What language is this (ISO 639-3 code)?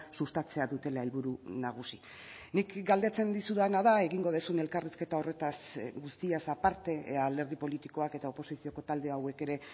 eus